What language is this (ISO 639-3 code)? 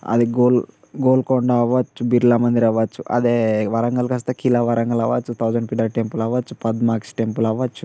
tel